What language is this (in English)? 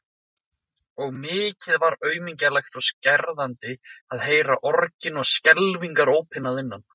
Icelandic